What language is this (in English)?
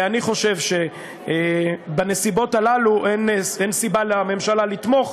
Hebrew